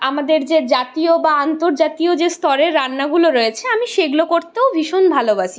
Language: Bangla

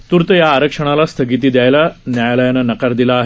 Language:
Marathi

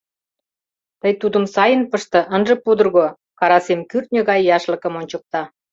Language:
Mari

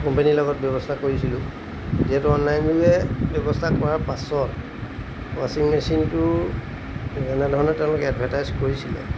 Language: Assamese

